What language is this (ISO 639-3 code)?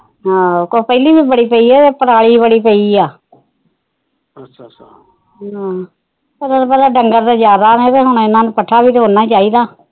pan